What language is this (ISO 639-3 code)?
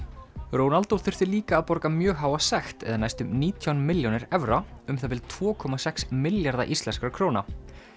isl